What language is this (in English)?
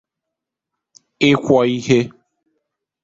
Igbo